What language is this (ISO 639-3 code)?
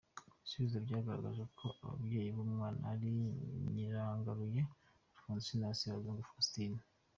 kin